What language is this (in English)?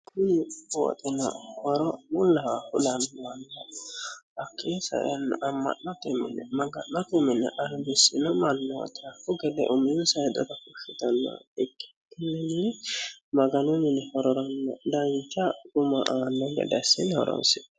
Sidamo